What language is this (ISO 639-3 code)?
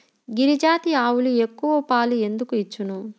tel